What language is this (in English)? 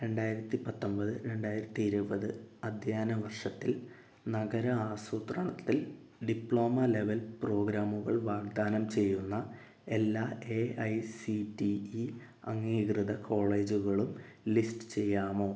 Malayalam